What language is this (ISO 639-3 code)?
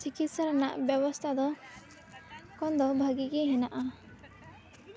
sat